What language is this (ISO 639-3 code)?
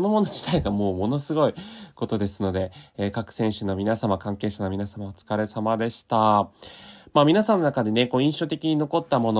jpn